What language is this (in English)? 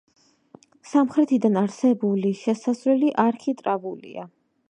Georgian